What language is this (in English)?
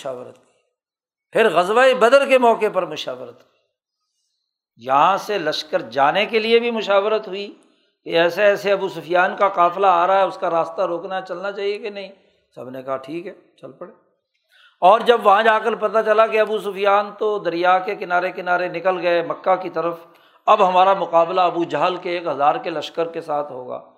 Urdu